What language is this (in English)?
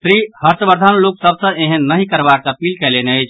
Maithili